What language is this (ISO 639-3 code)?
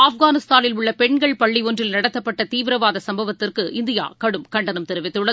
tam